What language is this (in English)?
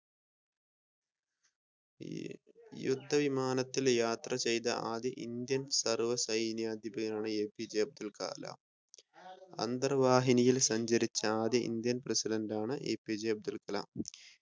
Malayalam